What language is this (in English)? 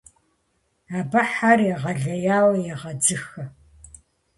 Kabardian